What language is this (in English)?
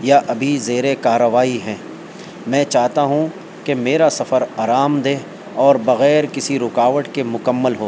Urdu